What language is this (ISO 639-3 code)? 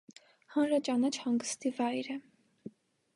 hye